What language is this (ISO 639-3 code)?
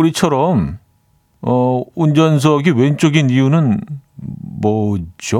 kor